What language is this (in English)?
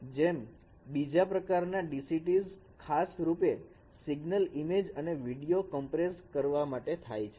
Gujarati